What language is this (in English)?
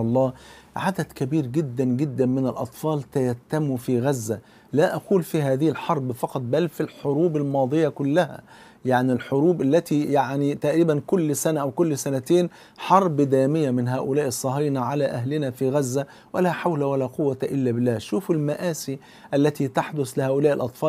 Arabic